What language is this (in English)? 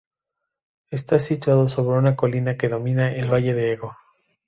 Spanish